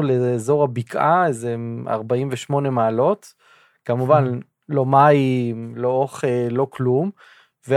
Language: Hebrew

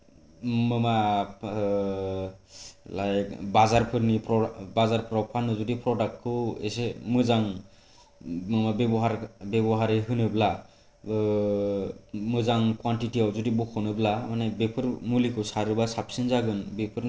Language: Bodo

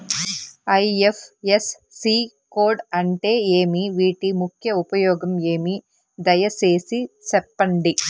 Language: Telugu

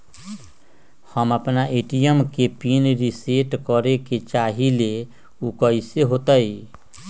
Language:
Magahi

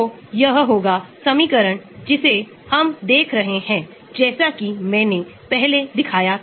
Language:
Hindi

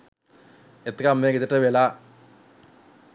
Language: Sinhala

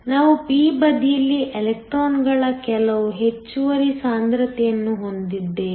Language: Kannada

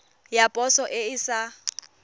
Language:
Tswana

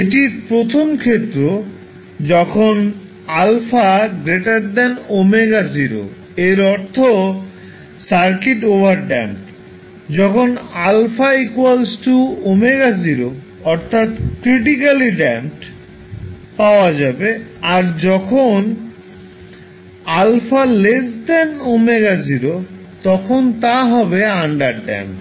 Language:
Bangla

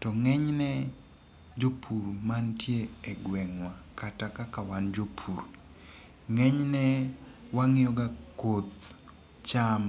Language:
Luo (Kenya and Tanzania)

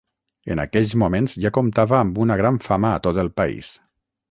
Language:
Catalan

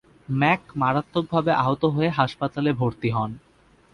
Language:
Bangla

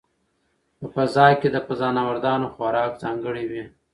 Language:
Pashto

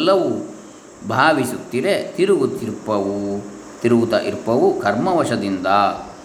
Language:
Kannada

